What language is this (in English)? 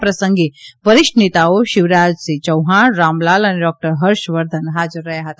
Gujarati